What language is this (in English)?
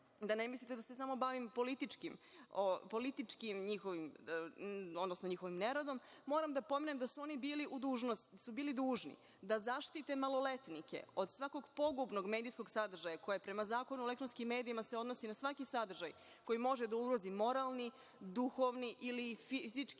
Serbian